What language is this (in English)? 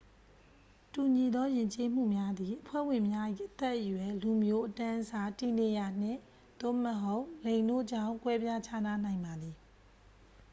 Burmese